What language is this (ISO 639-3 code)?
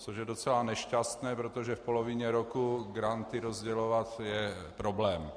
ces